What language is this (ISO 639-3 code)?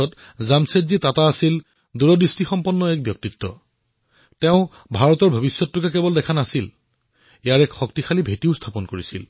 asm